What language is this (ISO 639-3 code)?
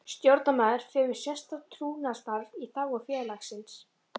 isl